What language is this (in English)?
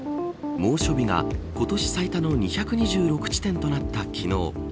Japanese